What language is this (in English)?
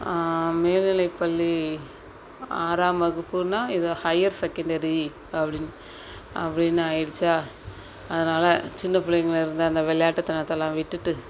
Tamil